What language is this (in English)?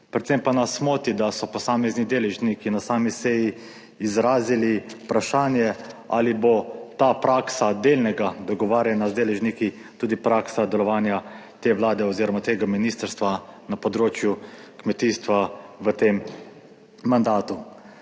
Slovenian